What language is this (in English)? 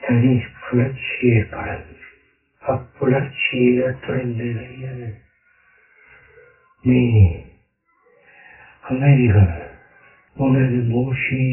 Tamil